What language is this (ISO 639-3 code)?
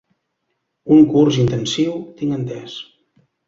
cat